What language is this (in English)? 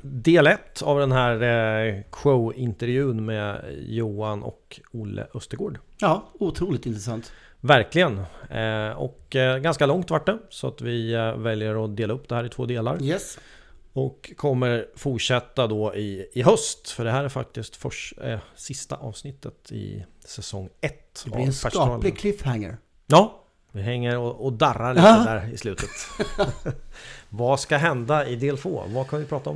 Swedish